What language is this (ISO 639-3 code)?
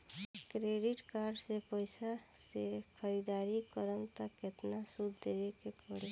bho